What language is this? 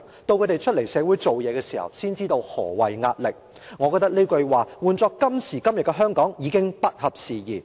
Cantonese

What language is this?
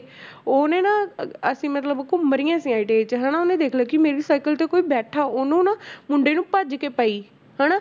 Punjabi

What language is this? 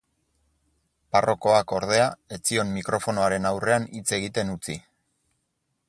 Basque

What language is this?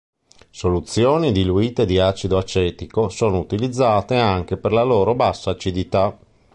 Italian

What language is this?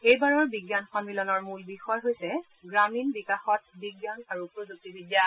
Assamese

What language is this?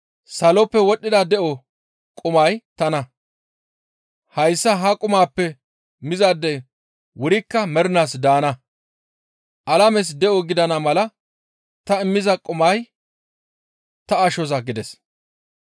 Gamo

